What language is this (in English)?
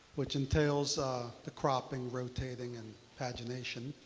English